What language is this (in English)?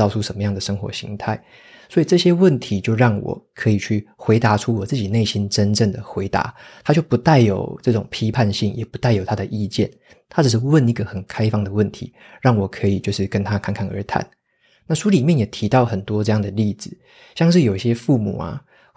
Chinese